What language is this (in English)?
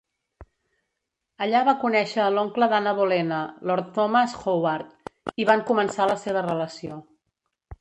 Catalan